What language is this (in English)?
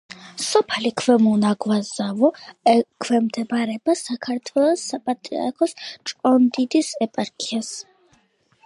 Georgian